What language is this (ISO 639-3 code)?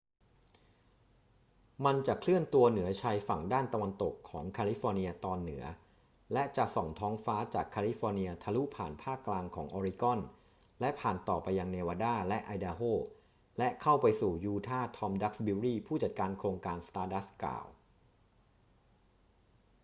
tha